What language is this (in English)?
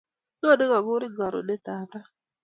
Kalenjin